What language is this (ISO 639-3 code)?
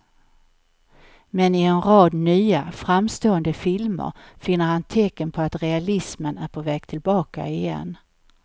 swe